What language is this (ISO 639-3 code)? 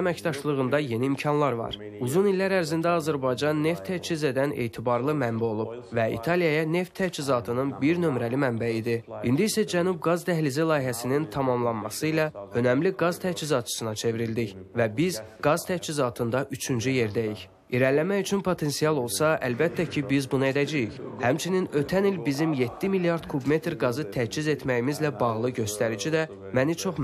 tur